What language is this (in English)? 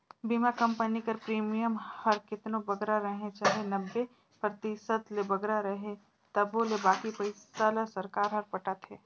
Chhattisgarhi